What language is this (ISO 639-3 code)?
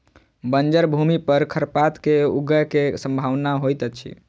mai